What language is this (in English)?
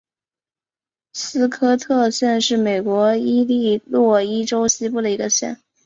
Chinese